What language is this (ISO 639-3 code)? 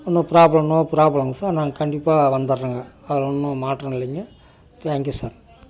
tam